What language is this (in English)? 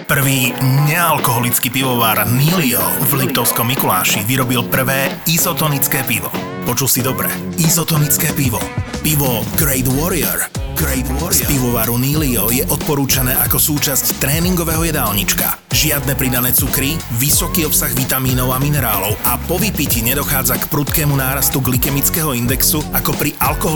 Slovak